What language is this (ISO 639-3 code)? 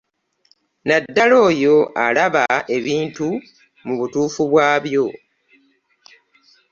lug